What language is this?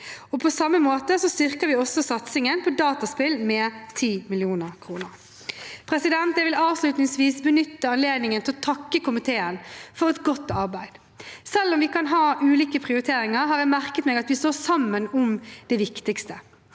Norwegian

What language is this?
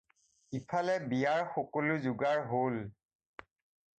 Assamese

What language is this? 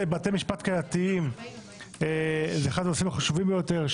Hebrew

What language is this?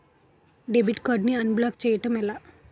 Telugu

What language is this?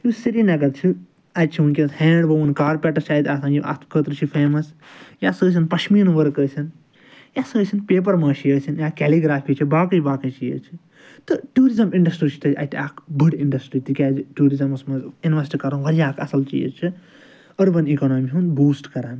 Kashmiri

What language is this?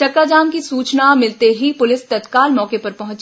Hindi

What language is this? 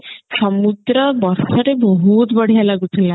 Odia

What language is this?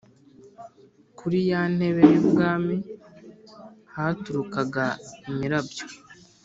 Kinyarwanda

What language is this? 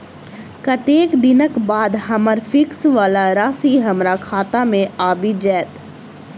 Maithili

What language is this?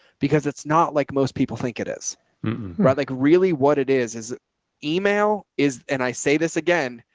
English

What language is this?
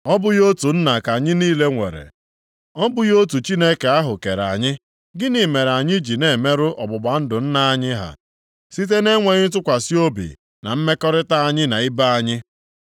Igbo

